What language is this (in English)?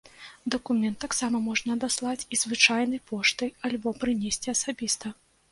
Belarusian